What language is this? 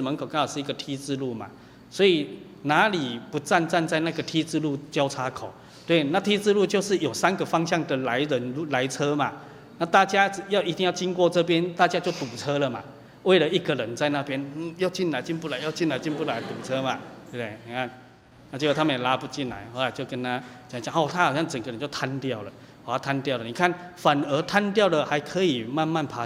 Chinese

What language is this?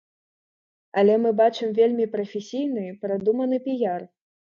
Belarusian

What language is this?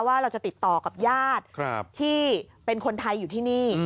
Thai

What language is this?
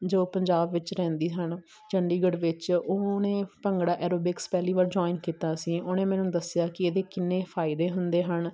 Punjabi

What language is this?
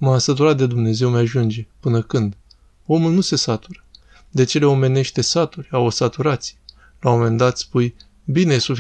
Romanian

